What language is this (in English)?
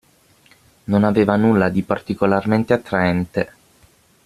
Italian